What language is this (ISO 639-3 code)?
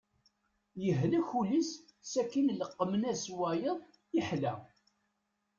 kab